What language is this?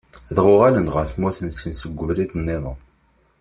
Kabyle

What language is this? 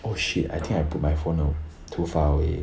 English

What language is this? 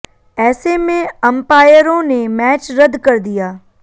Hindi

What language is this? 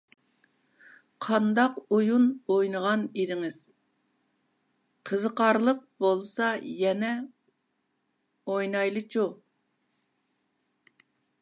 Uyghur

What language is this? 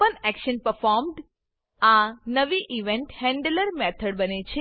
Gujarati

